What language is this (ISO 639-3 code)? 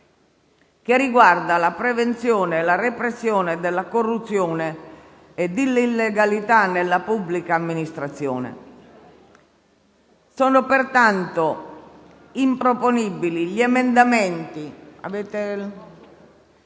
ita